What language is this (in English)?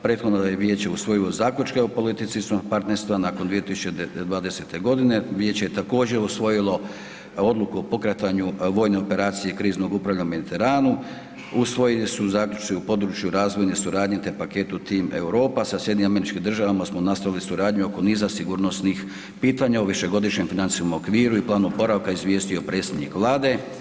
Croatian